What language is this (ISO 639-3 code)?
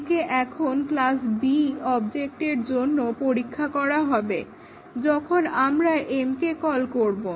ben